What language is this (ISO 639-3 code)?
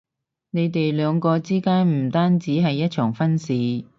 yue